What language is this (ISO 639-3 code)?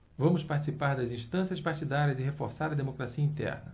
por